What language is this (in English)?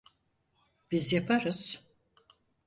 Turkish